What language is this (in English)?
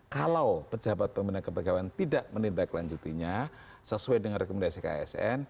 Indonesian